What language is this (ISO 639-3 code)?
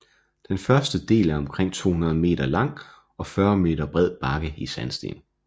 dan